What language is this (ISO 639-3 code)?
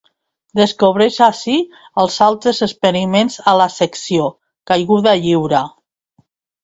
cat